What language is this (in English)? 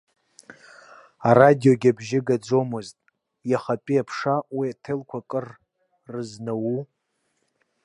Abkhazian